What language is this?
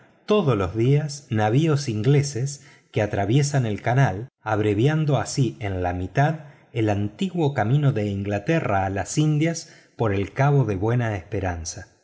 Spanish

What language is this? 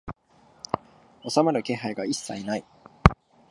Japanese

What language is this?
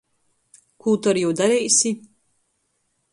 Latgalian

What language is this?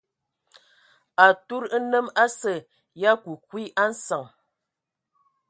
Ewondo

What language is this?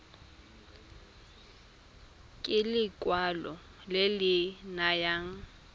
Tswana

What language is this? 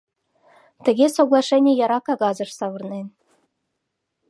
Mari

